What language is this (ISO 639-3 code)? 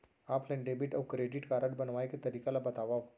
hne